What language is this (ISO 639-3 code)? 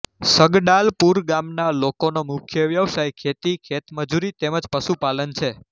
guj